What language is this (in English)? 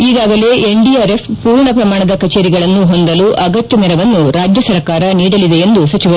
Kannada